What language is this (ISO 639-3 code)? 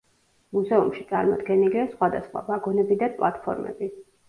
kat